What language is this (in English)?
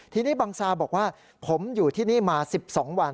Thai